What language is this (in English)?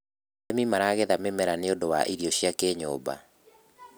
Kikuyu